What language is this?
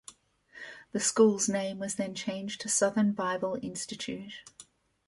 English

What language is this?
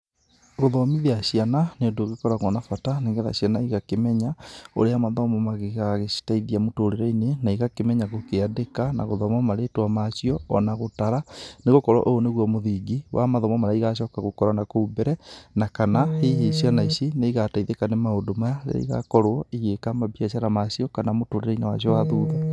Kikuyu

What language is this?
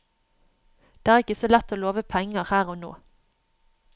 Norwegian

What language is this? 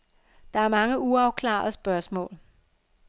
Danish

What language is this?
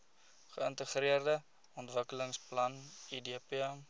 Afrikaans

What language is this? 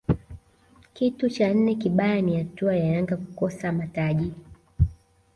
Swahili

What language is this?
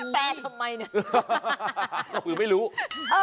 Thai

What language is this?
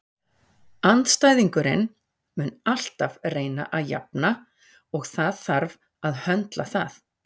Icelandic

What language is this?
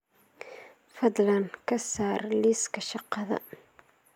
Somali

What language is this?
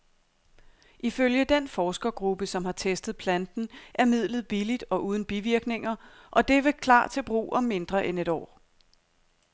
Danish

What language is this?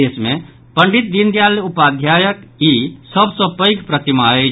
Maithili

